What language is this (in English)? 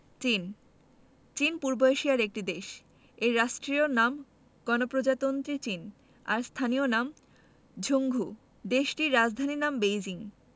Bangla